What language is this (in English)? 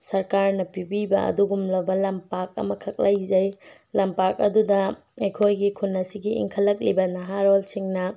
Manipuri